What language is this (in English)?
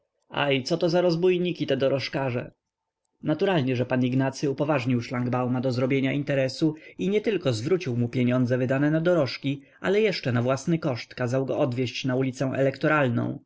Polish